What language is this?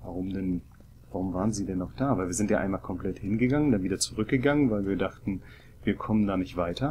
German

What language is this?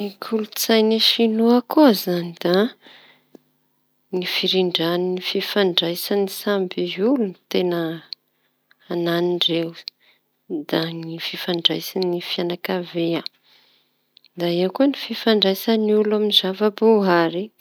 Tanosy Malagasy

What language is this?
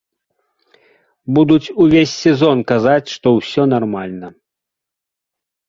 Belarusian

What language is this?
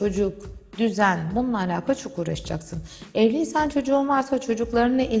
Turkish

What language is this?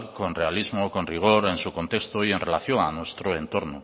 Spanish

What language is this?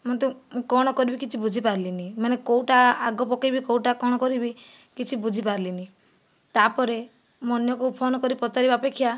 Odia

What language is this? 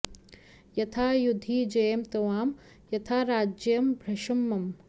Sanskrit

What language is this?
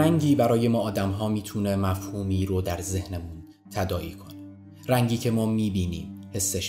Persian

